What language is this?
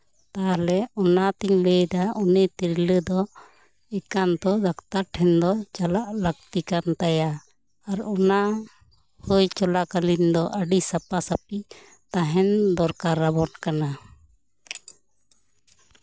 Santali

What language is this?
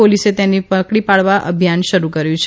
Gujarati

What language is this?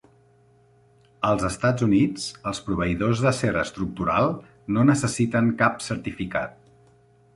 Catalan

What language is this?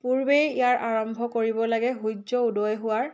Assamese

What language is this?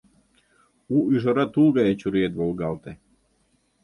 Mari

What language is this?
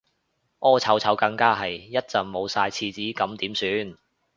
Cantonese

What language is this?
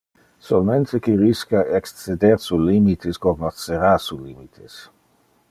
Interlingua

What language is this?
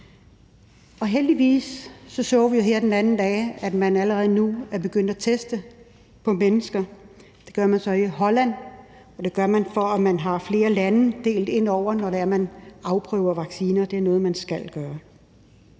Danish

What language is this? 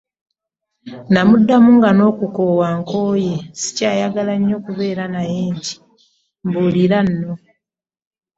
Ganda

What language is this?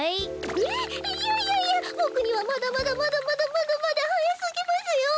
Japanese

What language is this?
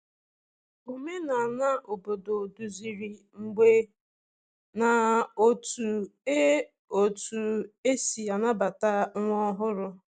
Igbo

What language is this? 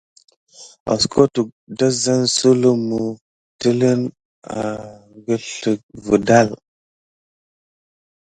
Gidar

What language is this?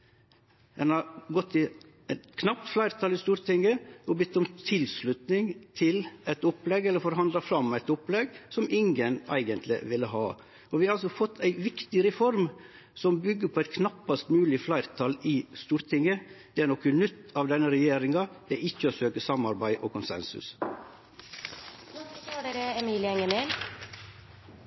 Norwegian Nynorsk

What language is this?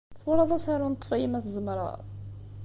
Kabyle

